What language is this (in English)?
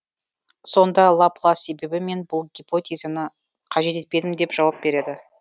Kazakh